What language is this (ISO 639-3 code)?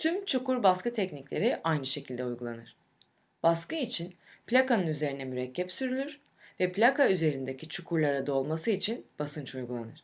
tur